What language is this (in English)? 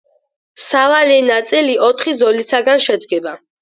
Georgian